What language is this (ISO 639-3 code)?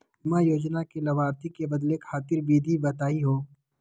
mag